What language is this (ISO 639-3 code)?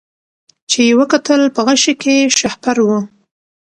pus